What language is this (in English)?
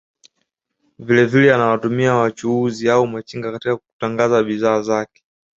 Swahili